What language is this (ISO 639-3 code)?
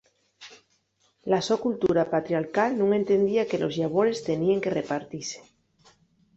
ast